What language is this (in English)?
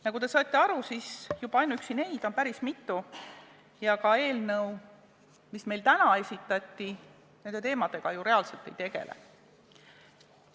Estonian